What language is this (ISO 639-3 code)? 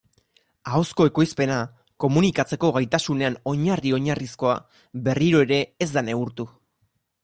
eus